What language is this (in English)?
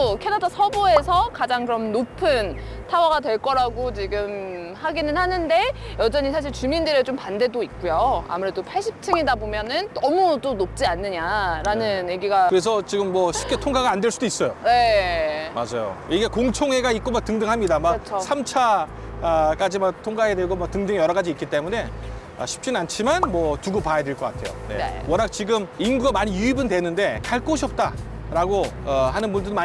Korean